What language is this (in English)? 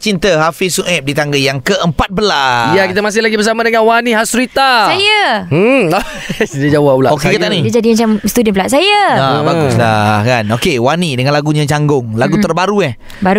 Malay